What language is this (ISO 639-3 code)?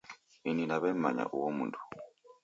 dav